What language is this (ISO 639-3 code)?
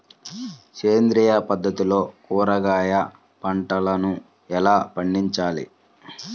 tel